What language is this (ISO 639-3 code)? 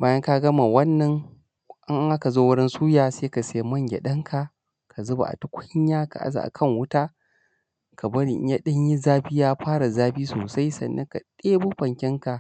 hau